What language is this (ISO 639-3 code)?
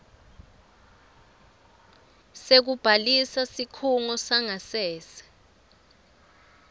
ssw